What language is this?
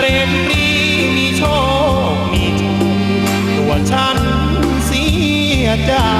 Thai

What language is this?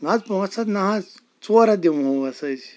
Kashmiri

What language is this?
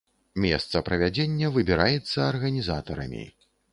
Belarusian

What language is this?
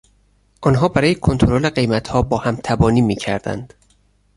Persian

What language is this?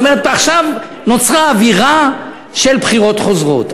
Hebrew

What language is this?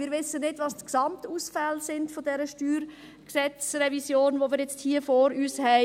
Swiss German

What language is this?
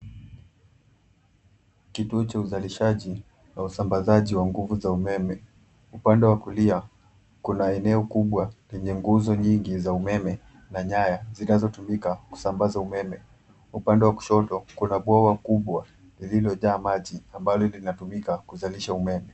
Swahili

